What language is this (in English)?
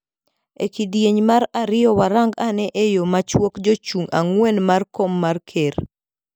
Luo (Kenya and Tanzania)